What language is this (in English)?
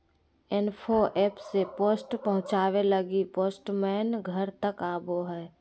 Magahi